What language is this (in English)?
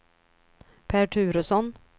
Swedish